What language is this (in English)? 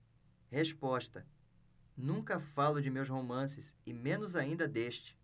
Portuguese